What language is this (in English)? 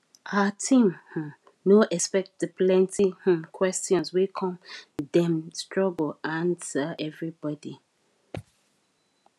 Nigerian Pidgin